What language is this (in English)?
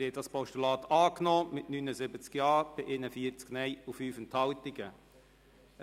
Swiss German